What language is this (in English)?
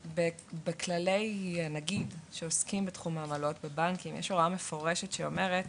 Hebrew